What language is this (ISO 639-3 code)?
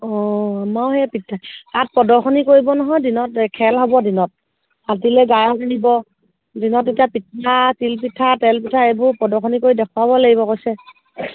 asm